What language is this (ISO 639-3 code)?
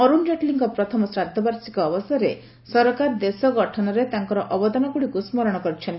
ori